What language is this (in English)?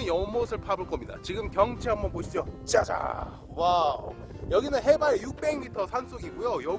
Korean